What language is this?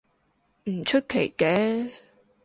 Cantonese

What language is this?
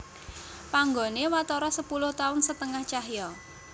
Javanese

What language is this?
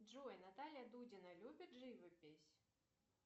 Russian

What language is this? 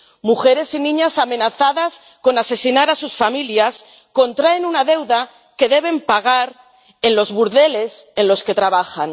Spanish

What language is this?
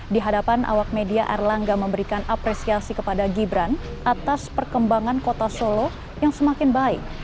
Indonesian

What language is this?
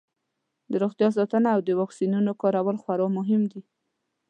Pashto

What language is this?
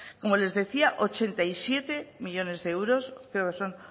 Spanish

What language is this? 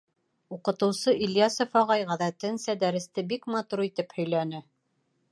Bashkir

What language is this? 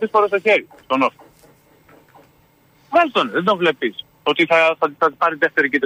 Greek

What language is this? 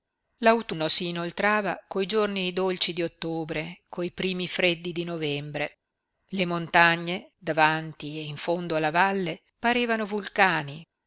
Italian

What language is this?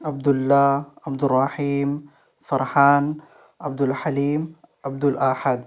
Urdu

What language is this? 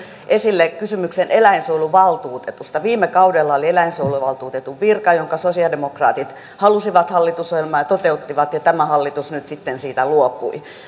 Finnish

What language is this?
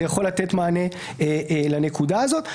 Hebrew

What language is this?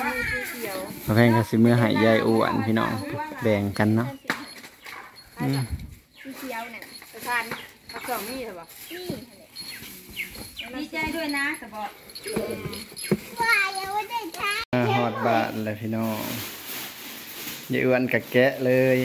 Thai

